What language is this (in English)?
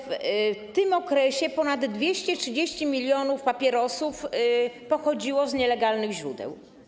Polish